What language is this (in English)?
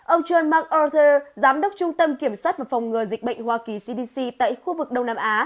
Vietnamese